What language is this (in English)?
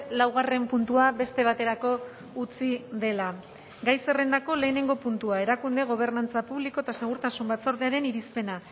Basque